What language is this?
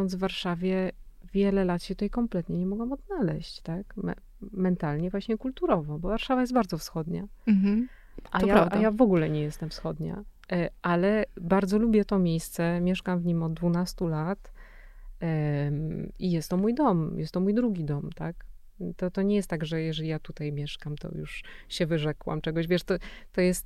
Polish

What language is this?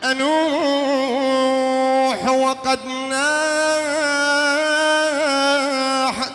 Arabic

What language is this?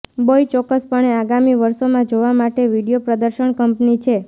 Gujarati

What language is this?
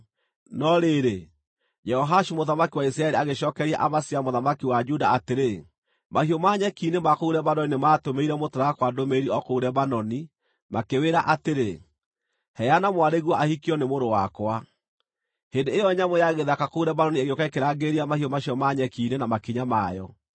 Kikuyu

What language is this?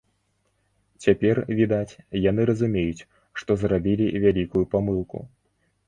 Belarusian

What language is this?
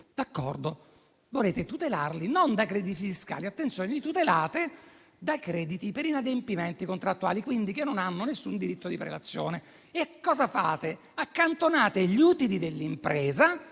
Italian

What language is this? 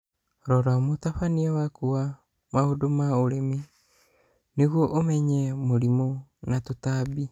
Kikuyu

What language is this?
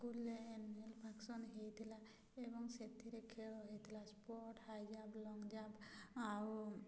Odia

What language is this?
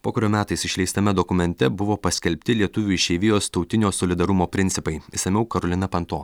Lithuanian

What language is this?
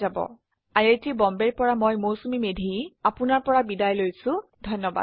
Assamese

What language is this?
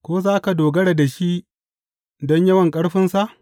Hausa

